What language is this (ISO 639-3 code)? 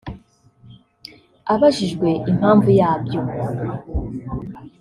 kin